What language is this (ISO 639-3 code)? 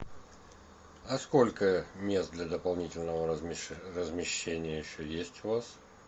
rus